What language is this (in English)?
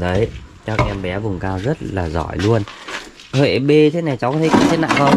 Vietnamese